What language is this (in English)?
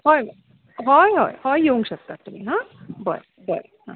Konkani